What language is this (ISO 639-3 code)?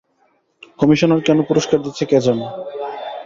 ben